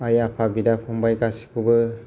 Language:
Bodo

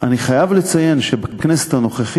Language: Hebrew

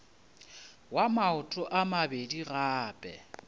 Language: Northern Sotho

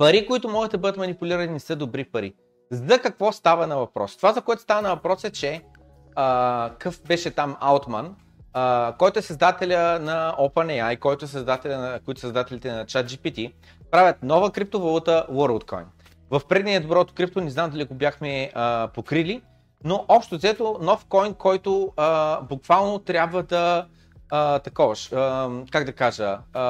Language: Bulgarian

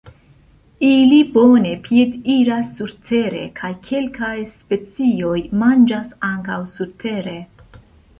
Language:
Esperanto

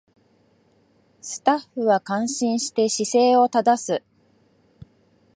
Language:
Japanese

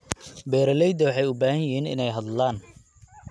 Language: Somali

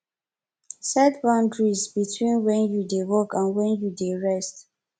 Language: Nigerian Pidgin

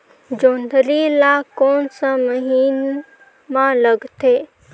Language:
Chhattisgarhi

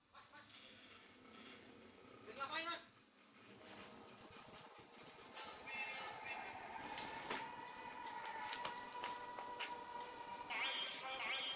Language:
Indonesian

